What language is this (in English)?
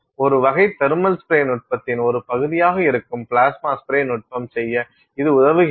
Tamil